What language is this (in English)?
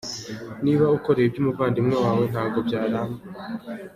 Kinyarwanda